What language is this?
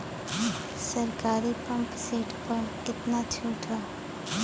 Bhojpuri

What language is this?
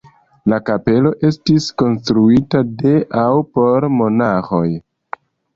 Esperanto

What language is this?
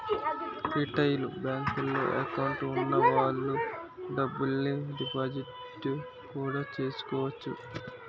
Telugu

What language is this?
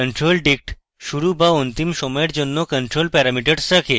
Bangla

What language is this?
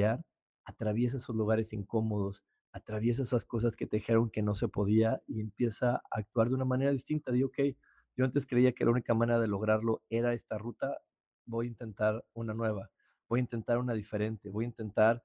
Spanish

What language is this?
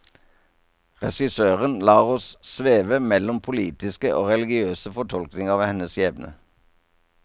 Norwegian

